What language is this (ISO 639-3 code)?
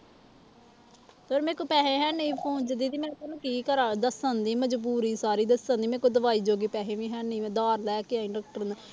pan